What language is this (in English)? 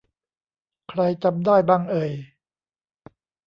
Thai